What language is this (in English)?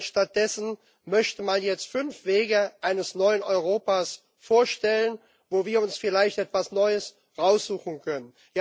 German